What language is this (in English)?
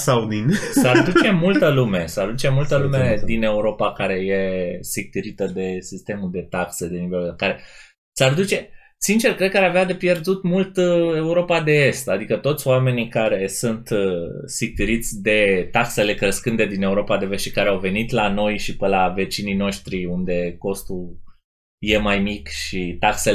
Romanian